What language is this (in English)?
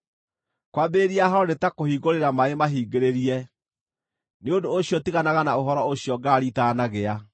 Kikuyu